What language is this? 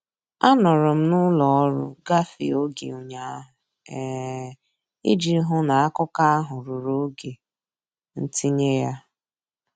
Igbo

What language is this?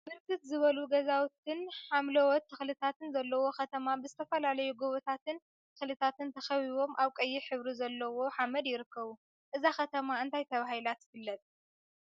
Tigrinya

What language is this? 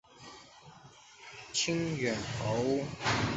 Chinese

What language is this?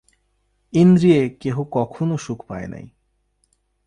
Bangla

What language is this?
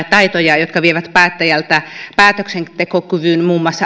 Finnish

